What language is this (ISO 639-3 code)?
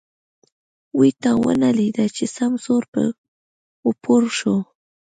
pus